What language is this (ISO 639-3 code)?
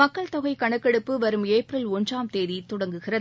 tam